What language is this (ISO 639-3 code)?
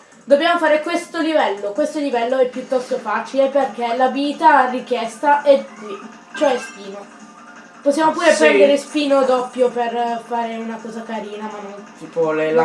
ita